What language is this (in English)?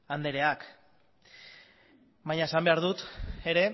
Basque